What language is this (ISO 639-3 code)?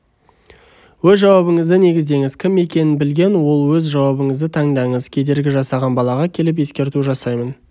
kaz